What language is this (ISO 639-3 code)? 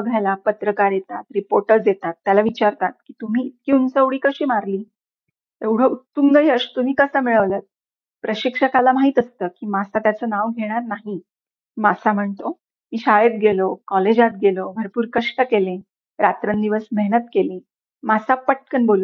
mar